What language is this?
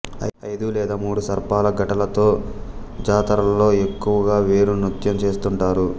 Telugu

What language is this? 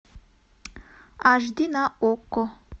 Russian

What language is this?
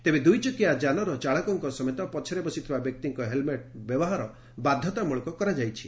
Odia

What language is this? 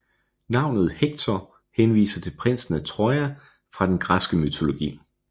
Danish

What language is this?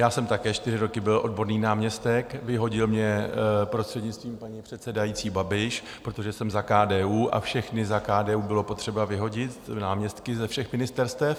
Czech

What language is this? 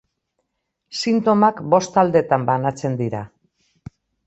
Basque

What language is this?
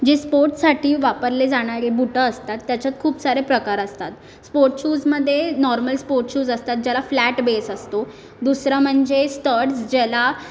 Marathi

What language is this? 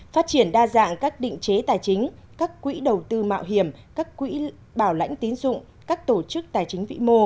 Vietnamese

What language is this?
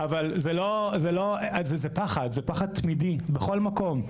Hebrew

